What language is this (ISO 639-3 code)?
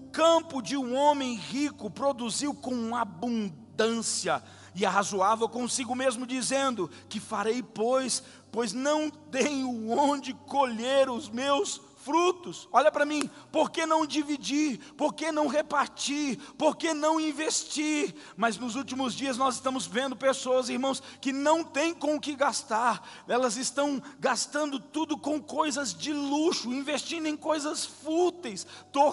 por